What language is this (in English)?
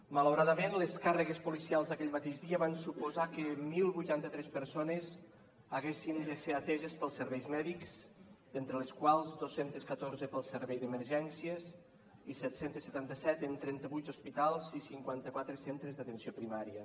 Catalan